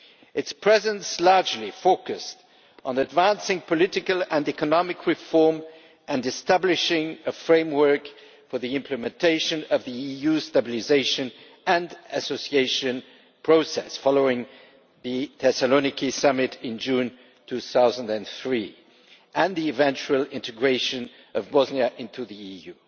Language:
English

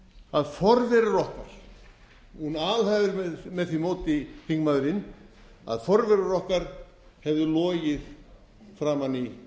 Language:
Icelandic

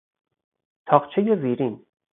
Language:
Persian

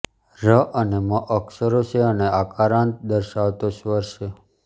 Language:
Gujarati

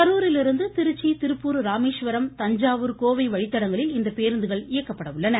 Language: Tamil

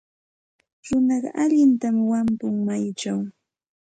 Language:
Santa Ana de Tusi Pasco Quechua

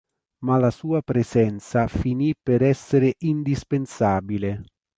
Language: Italian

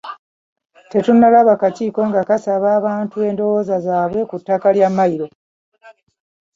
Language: Ganda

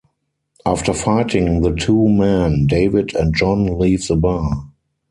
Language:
English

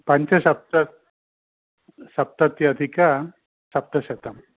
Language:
Sanskrit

